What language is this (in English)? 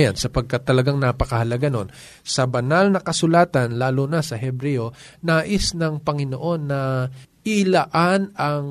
Filipino